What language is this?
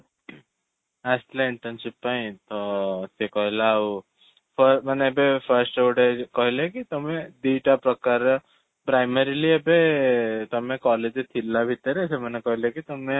Odia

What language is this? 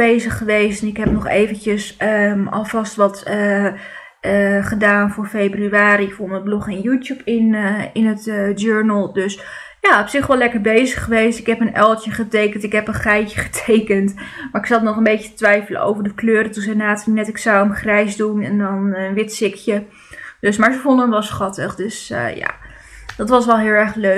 Dutch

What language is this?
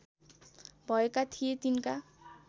Nepali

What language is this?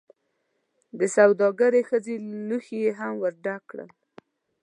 Pashto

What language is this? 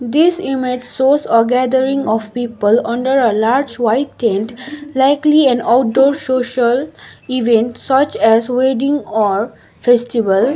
English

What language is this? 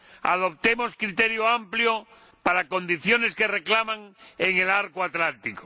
Spanish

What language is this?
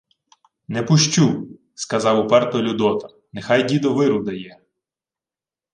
Ukrainian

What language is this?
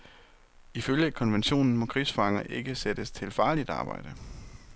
Danish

